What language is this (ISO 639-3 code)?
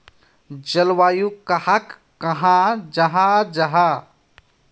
mag